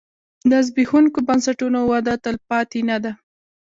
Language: Pashto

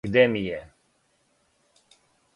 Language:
Serbian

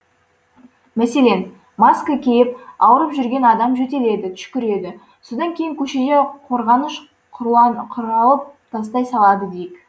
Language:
Kazakh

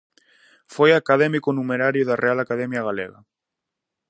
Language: Galician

